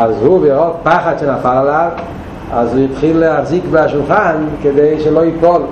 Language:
Hebrew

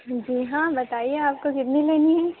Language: Urdu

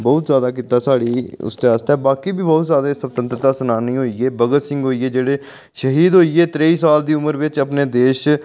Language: Dogri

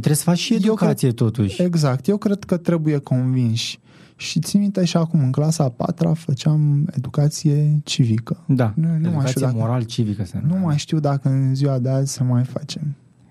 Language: Romanian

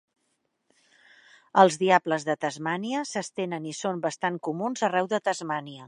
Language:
Catalan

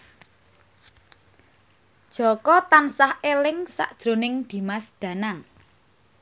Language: Javanese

